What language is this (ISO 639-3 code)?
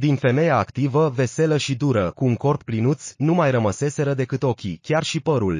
ron